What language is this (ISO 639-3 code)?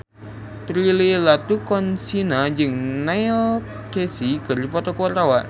sun